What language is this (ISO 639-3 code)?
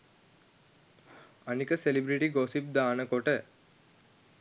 sin